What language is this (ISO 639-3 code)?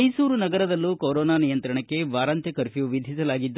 kan